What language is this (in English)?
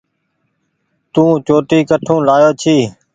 Goaria